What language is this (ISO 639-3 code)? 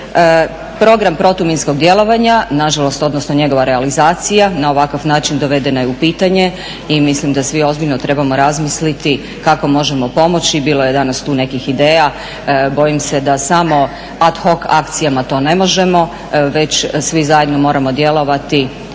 hrv